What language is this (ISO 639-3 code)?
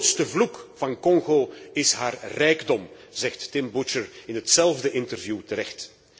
nld